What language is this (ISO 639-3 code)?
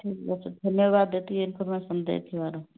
ori